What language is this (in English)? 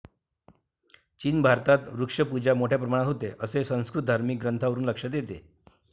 Marathi